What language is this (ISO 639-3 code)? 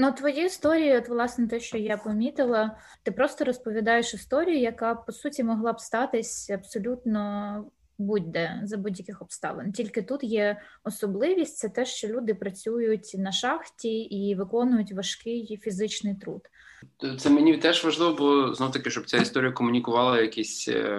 ukr